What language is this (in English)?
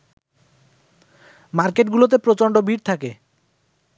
Bangla